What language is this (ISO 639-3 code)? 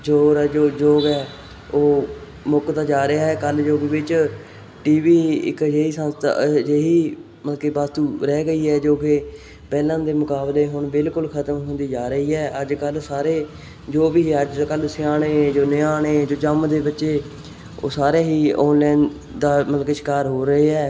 pan